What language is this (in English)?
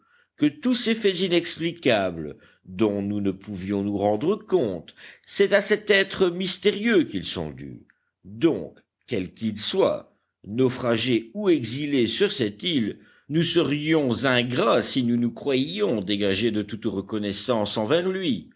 French